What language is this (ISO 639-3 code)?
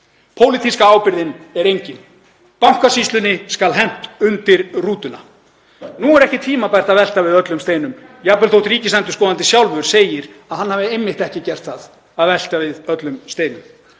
isl